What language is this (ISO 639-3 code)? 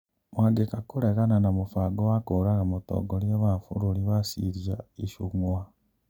kik